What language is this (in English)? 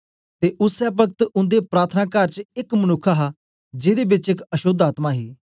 Dogri